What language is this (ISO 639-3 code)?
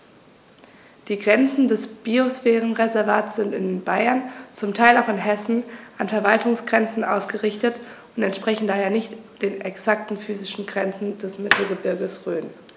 deu